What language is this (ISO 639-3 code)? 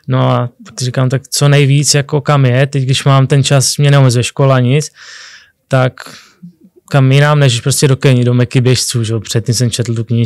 ces